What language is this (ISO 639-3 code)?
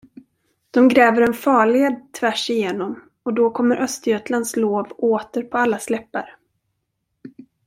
swe